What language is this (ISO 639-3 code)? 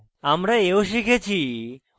ben